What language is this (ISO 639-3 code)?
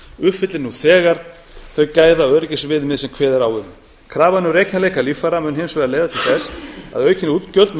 isl